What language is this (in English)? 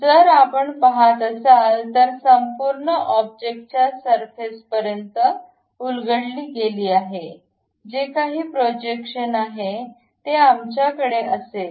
Marathi